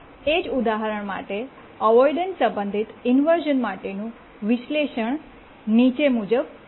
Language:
Gujarati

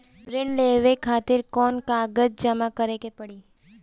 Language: Bhojpuri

